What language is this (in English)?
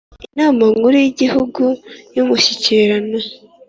Kinyarwanda